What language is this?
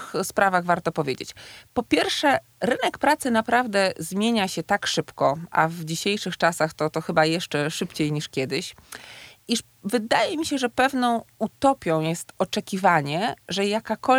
Polish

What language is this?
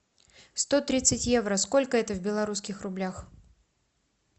Russian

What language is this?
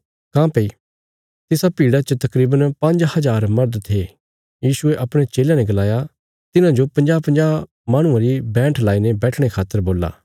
Bilaspuri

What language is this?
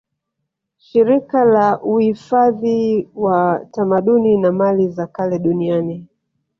Swahili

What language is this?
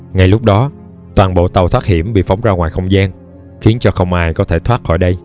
Vietnamese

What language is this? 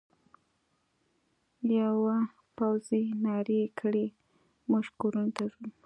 Pashto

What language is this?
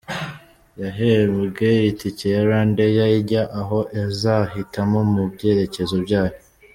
Kinyarwanda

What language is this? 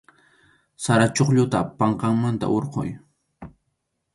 Arequipa-La Unión Quechua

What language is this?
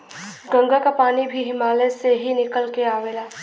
Bhojpuri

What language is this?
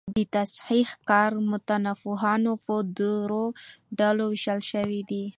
Pashto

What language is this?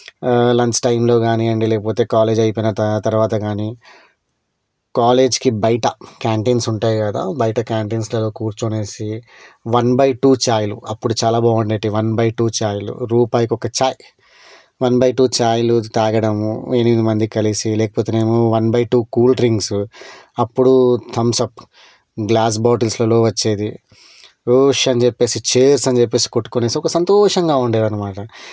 Telugu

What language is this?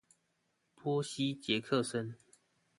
Chinese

